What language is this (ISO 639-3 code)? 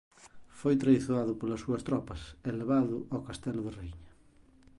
glg